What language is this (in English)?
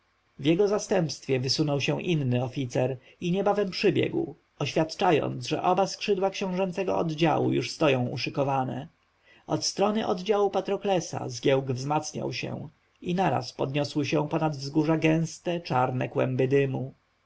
Polish